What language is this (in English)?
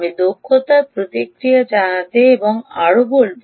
Bangla